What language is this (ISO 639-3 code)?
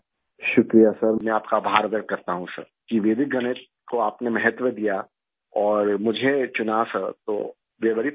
urd